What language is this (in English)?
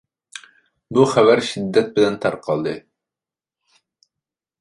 Uyghur